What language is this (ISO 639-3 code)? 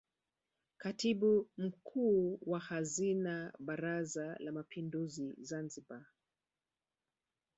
swa